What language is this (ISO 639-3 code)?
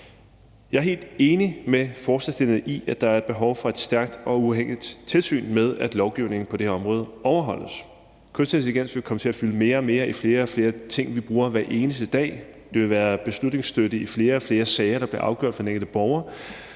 dan